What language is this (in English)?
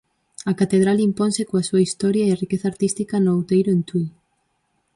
Galician